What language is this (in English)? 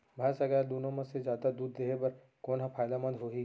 Chhattisgarhi